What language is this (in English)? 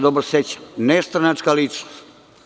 Serbian